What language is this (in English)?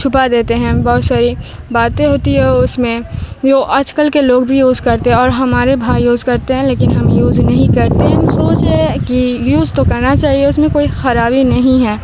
Urdu